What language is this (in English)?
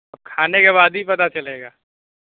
Urdu